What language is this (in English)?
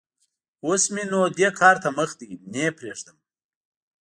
Pashto